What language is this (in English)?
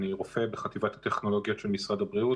Hebrew